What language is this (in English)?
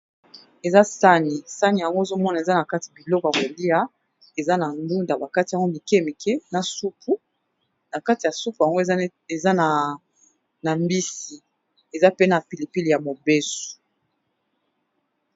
Lingala